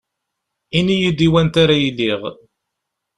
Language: Kabyle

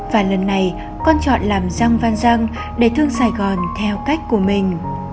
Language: Vietnamese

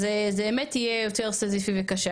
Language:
Hebrew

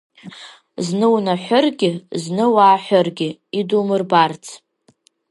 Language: Abkhazian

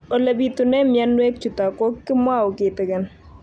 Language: Kalenjin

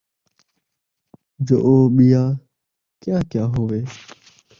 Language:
Saraiki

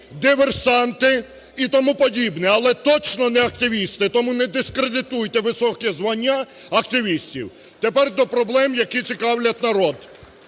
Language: Ukrainian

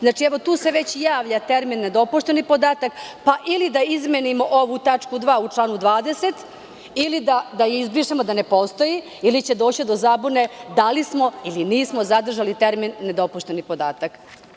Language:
Serbian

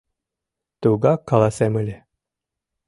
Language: Mari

